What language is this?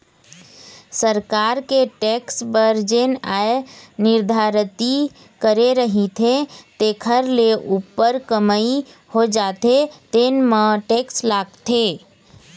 Chhattisgarhi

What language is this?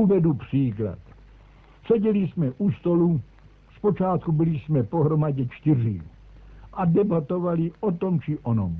Czech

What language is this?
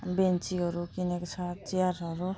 Nepali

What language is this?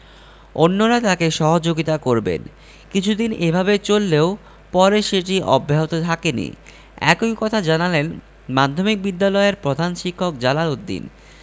Bangla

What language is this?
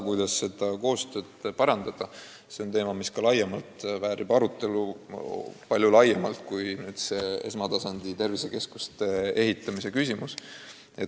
Estonian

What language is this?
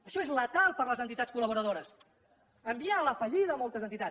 Catalan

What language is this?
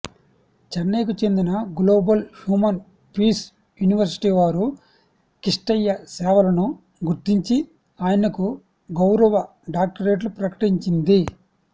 Telugu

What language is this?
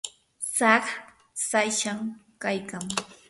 Yanahuanca Pasco Quechua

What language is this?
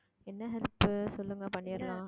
Tamil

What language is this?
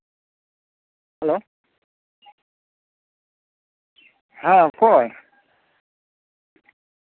Santali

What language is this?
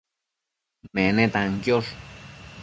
Matsés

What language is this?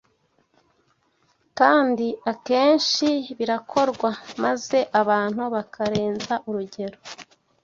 Kinyarwanda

